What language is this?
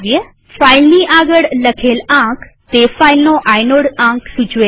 Gujarati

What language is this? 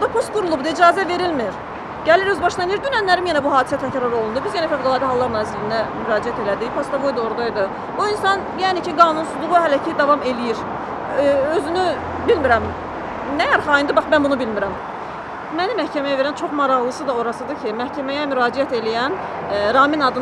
Turkish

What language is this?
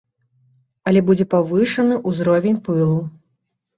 Belarusian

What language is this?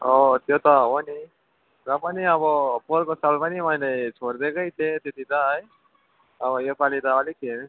Nepali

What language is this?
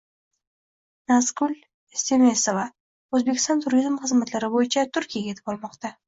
Uzbek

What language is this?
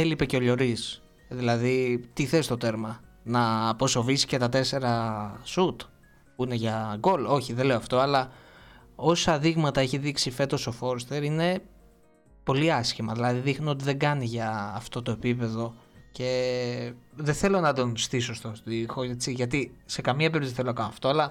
Greek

